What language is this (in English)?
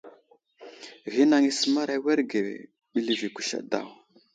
Wuzlam